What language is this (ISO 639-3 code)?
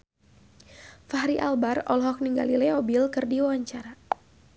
sun